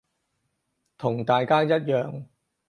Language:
Cantonese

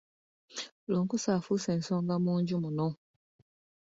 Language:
Ganda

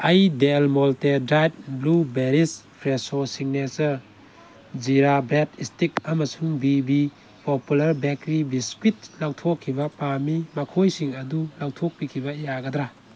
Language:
Manipuri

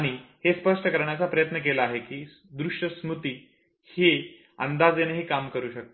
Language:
Marathi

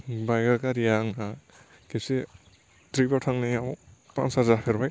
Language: Bodo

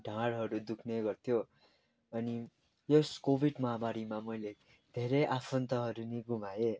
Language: Nepali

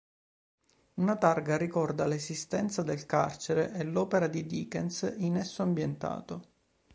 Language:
Italian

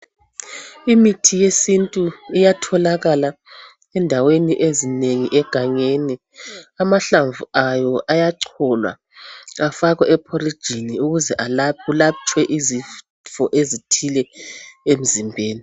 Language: North Ndebele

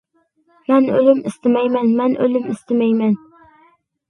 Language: Uyghur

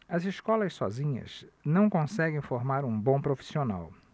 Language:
Portuguese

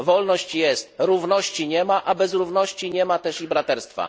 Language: Polish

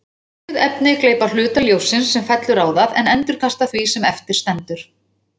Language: Icelandic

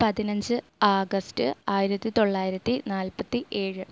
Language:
Malayalam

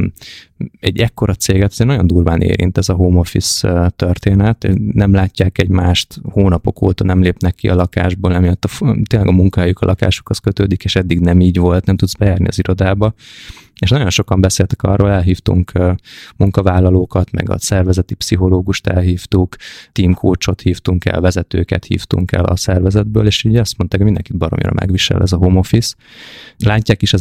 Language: Hungarian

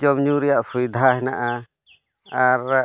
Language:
Santali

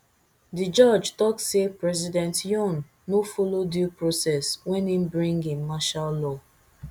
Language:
Nigerian Pidgin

